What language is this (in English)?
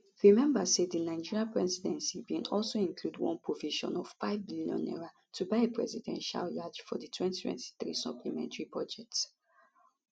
Nigerian Pidgin